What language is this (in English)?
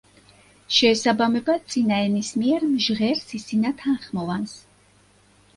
Georgian